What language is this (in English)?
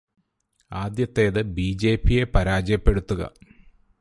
Malayalam